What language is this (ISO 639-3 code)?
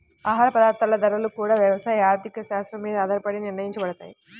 tel